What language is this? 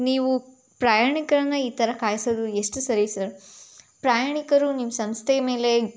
Kannada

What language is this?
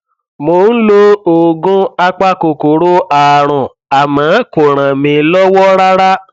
Yoruba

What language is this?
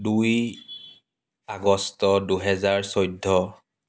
Assamese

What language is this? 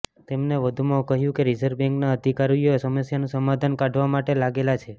Gujarati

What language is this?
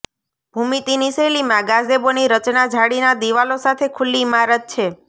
Gujarati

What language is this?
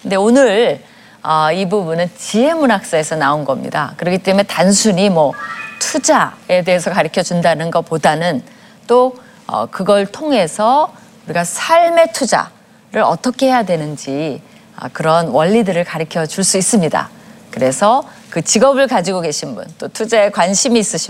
Korean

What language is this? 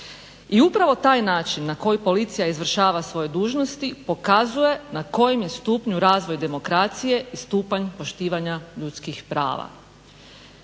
Croatian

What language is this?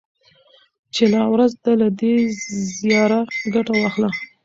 Pashto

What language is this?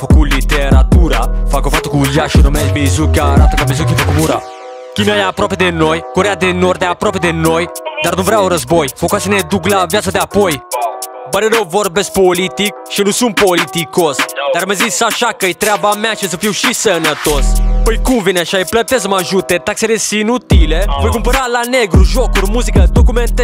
Romanian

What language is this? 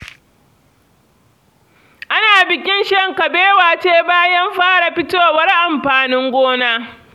Hausa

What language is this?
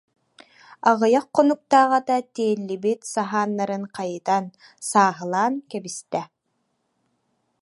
Yakut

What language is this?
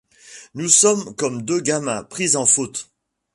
French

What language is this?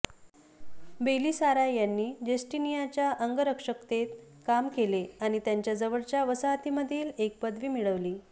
Marathi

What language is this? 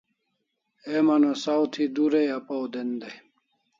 Kalasha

